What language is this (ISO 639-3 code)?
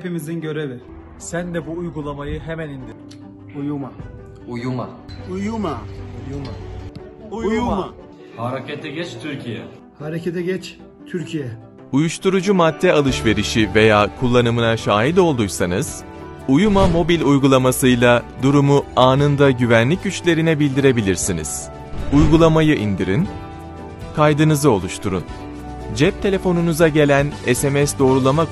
tur